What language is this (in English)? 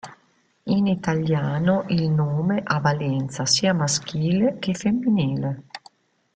Italian